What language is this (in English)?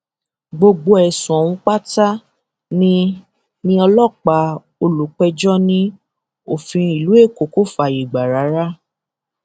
Yoruba